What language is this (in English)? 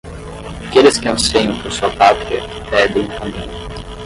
Portuguese